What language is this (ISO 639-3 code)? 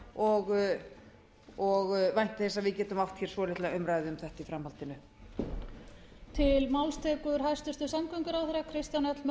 isl